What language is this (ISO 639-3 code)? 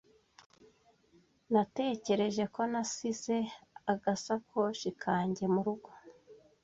kin